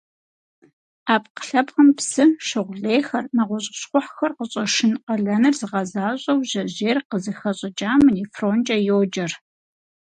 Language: Kabardian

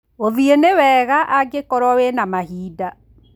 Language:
Kikuyu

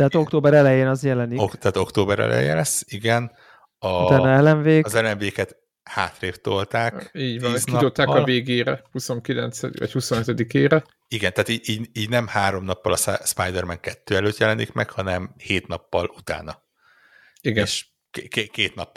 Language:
Hungarian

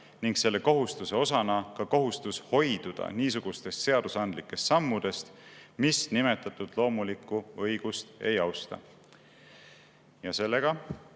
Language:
Estonian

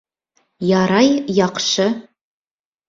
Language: Bashkir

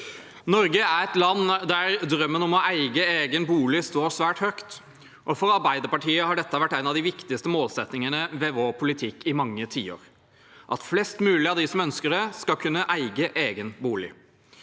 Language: Norwegian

